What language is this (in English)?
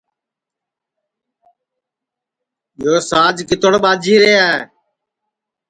Sansi